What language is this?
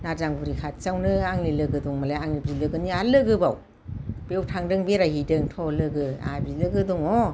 Bodo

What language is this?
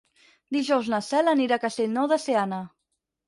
Catalan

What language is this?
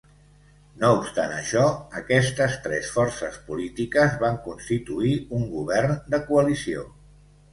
Catalan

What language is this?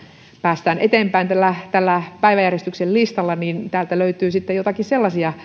Finnish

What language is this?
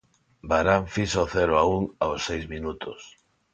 Galician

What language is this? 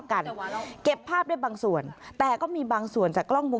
Thai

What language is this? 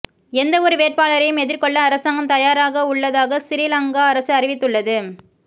Tamil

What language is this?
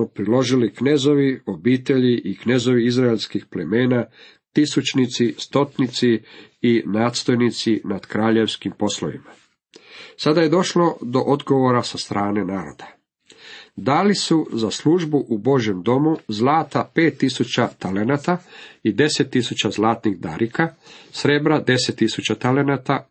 Croatian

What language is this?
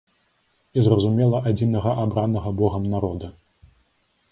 Belarusian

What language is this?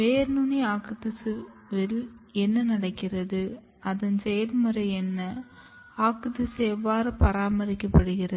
Tamil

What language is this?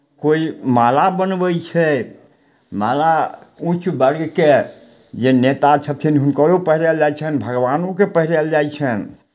Maithili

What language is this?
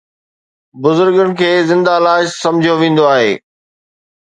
Sindhi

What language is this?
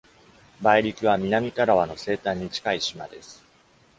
Japanese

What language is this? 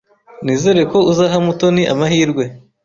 Kinyarwanda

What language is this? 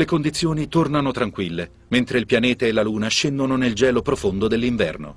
Italian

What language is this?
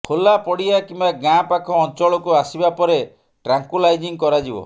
Odia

